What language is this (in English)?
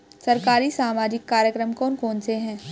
Hindi